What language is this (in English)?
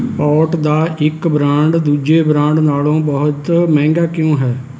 Punjabi